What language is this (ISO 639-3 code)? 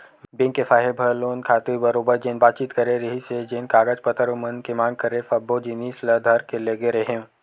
hne